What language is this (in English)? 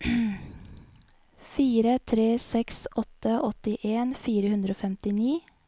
Norwegian